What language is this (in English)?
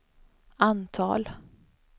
Swedish